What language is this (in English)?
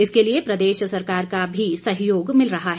Hindi